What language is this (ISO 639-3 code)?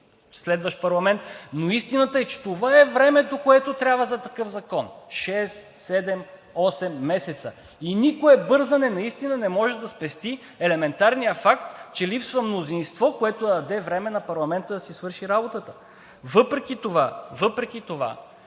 bul